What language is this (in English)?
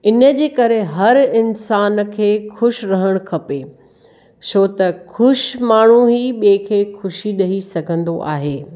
Sindhi